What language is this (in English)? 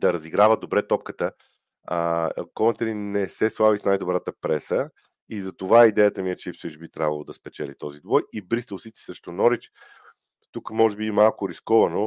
Bulgarian